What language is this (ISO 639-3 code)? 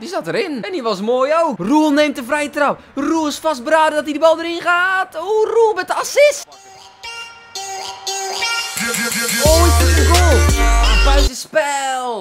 nld